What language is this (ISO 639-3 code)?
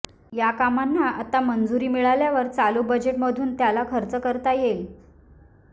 mar